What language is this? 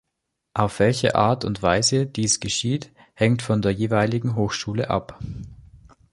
German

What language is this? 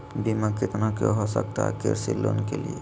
Magahi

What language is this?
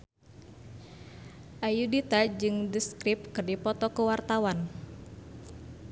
Sundanese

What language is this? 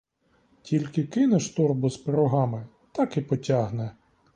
Ukrainian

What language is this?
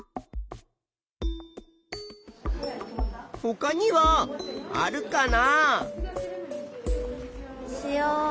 Japanese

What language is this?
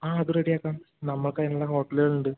Malayalam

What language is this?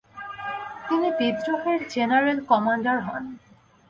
Bangla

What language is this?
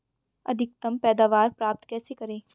Hindi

